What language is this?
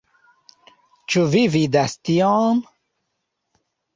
Esperanto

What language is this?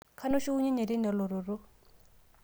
Masai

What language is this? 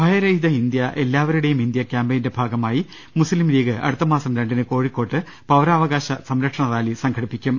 Malayalam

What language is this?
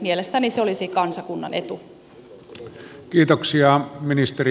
Finnish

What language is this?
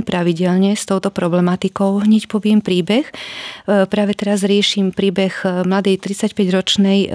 Slovak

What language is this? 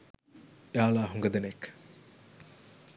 Sinhala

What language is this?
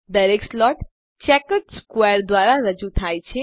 Gujarati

